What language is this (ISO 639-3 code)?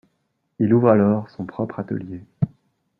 fra